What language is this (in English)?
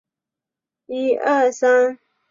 Chinese